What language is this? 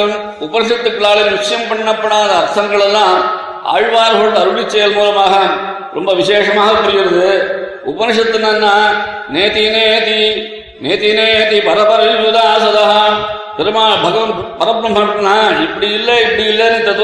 Tamil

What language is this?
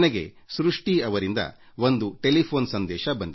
Kannada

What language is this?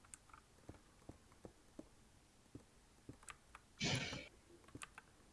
Korean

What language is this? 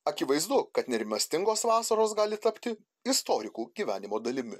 Lithuanian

